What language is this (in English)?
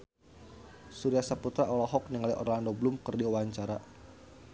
Sundanese